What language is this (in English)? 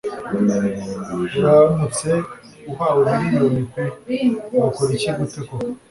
Kinyarwanda